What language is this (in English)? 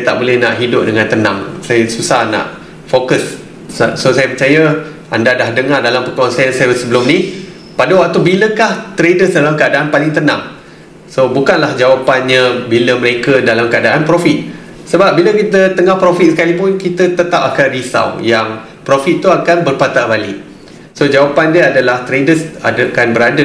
Malay